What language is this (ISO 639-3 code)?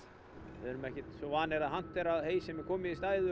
isl